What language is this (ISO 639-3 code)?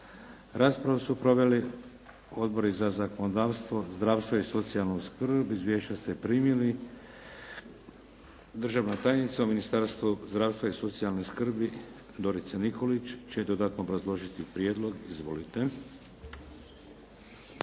hrv